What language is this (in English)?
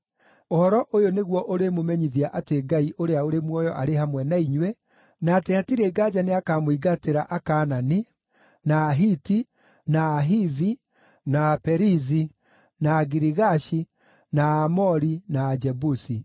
Kikuyu